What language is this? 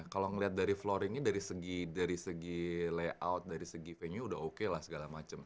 Indonesian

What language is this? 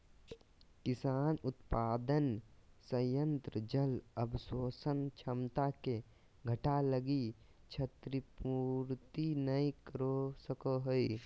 Magahi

